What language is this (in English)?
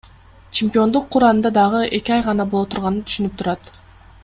Kyrgyz